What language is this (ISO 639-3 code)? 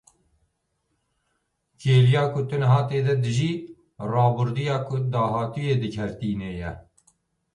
kur